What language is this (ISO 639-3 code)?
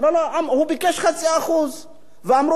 heb